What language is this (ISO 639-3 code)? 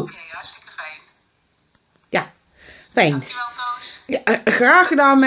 nld